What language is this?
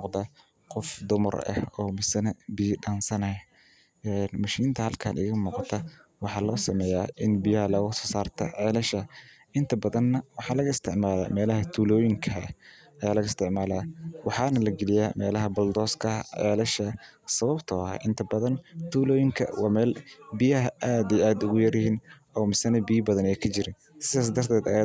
Somali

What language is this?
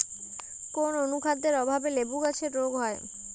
Bangla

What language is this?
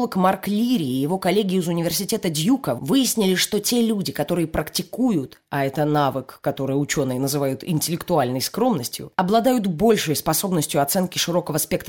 Russian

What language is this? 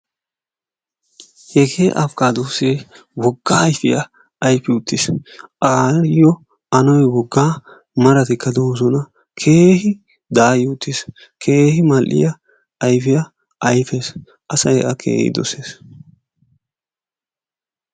Wolaytta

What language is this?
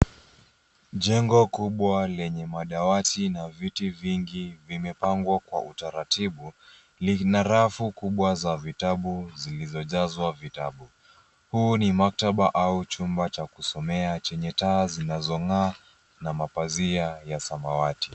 Swahili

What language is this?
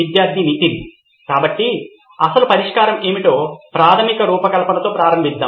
Telugu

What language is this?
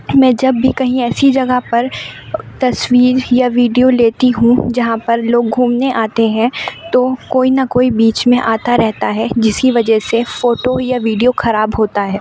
Urdu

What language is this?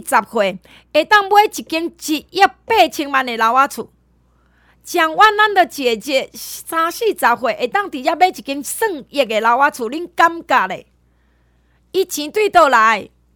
Chinese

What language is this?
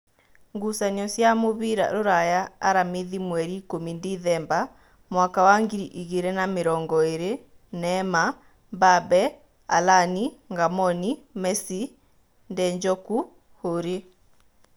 Kikuyu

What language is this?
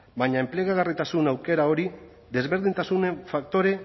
Basque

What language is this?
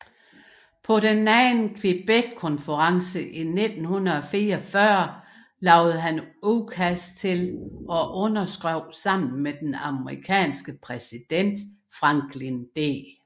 Danish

